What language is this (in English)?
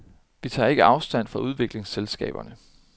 Danish